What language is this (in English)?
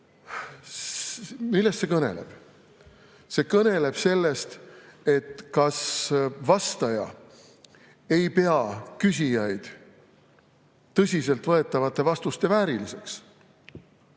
Estonian